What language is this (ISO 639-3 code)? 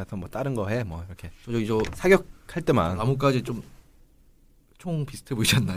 kor